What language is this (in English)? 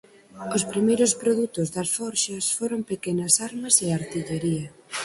Galician